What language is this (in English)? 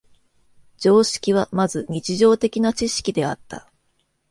Japanese